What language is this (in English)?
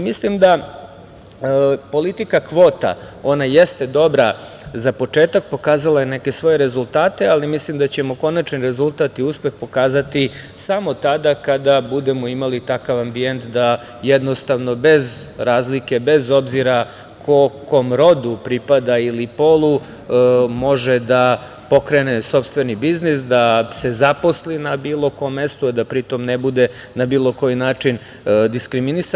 Serbian